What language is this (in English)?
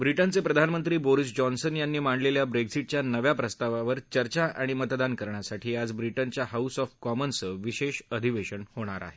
Marathi